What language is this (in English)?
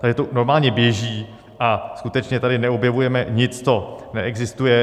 Czech